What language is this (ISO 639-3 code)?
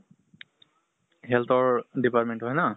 asm